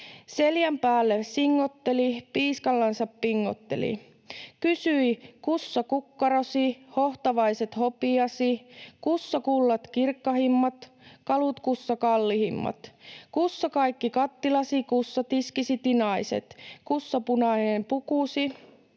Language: Finnish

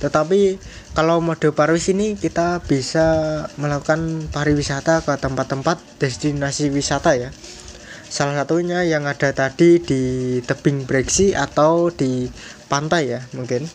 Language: Indonesian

